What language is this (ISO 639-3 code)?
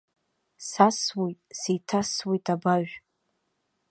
abk